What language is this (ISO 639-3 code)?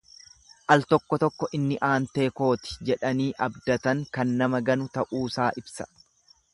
orm